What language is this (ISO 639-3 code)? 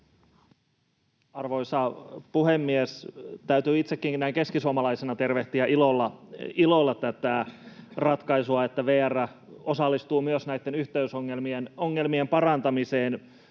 fin